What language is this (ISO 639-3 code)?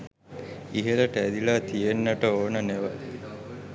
sin